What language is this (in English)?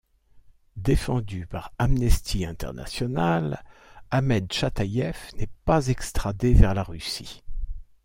French